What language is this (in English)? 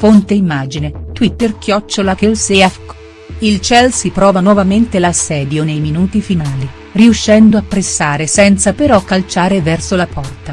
Italian